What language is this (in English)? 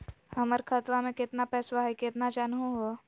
Magahi